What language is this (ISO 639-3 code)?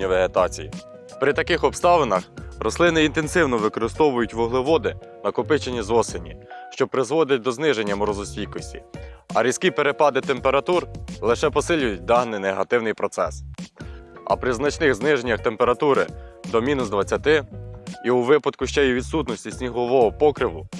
ukr